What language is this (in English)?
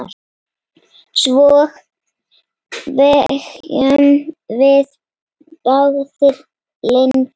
Icelandic